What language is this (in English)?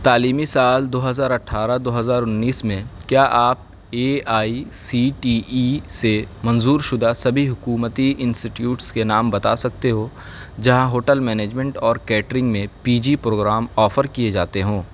Urdu